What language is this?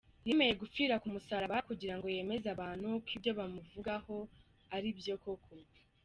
Kinyarwanda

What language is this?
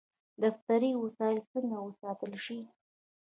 Pashto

